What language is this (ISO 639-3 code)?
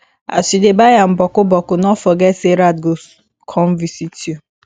pcm